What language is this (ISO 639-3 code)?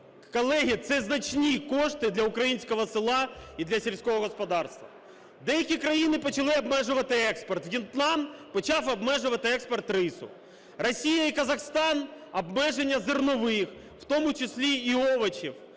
ukr